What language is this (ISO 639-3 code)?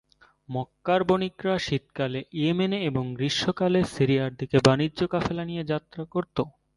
ben